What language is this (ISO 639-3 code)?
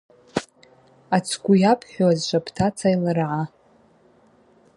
abq